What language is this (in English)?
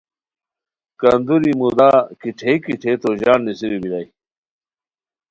Khowar